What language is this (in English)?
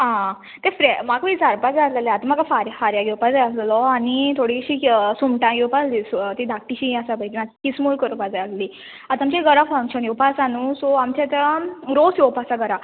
Konkani